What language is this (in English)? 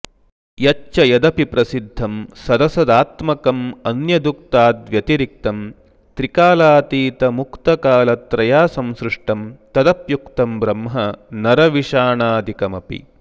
Sanskrit